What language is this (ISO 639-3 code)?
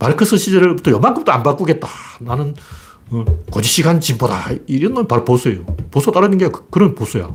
kor